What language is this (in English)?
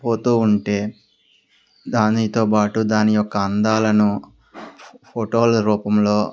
Telugu